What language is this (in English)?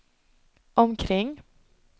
Swedish